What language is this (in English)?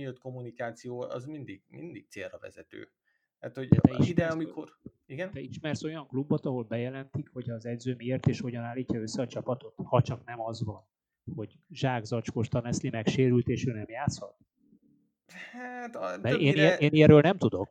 Hungarian